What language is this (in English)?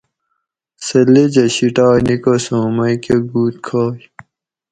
Gawri